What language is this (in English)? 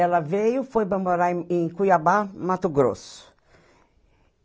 Portuguese